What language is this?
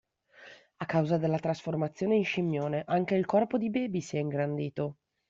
Italian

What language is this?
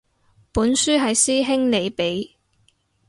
Cantonese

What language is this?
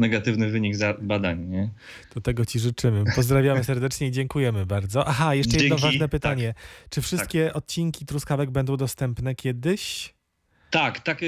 Polish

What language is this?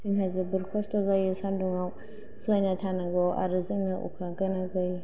Bodo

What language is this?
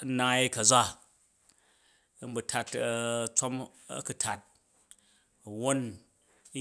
Jju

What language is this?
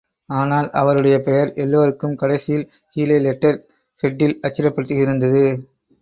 Tamil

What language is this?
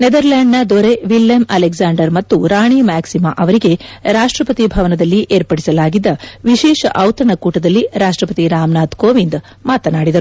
Kannada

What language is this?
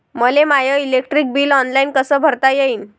Marathi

